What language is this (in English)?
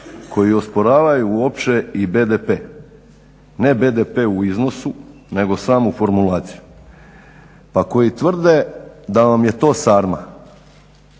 Croatian